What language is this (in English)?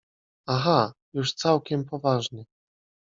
Polish